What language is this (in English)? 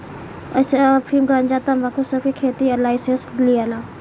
Bhojpuri